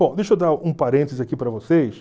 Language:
Portuguese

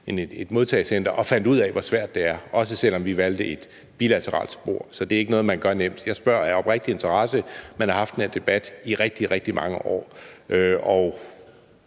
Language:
Danish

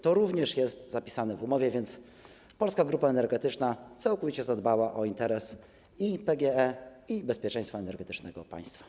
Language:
Polish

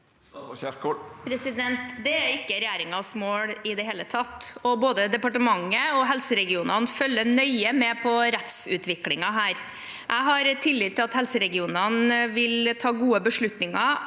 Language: Norwegian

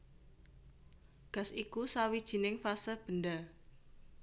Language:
Javanese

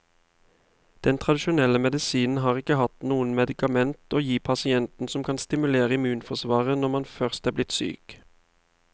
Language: Norwegian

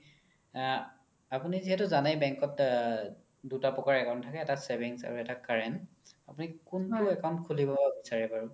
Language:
Assamese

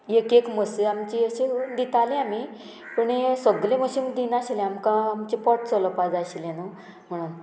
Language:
Konkani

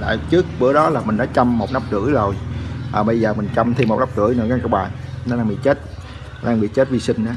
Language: Vietnamese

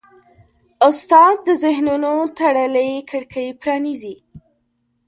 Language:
Pashto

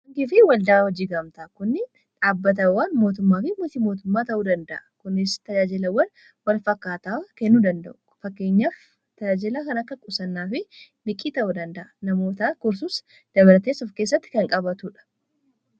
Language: Oromo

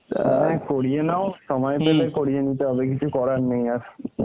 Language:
Bangla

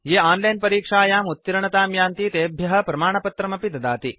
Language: Sanskrit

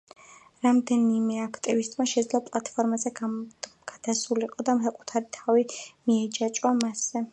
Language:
Georgian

